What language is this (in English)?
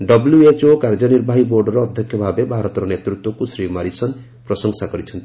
Odia